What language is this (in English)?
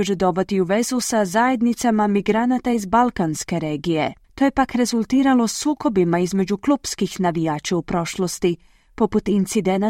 Croatian